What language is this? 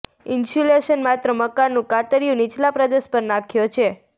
Gujarati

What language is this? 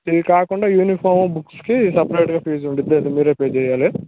Telugu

